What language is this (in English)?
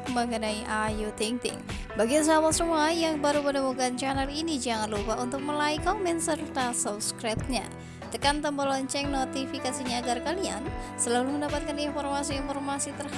Indonesian